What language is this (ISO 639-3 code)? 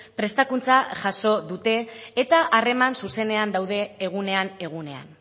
eus